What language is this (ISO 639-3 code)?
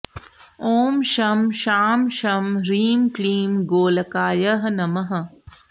san